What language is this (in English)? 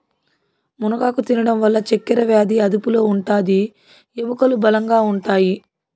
Telugu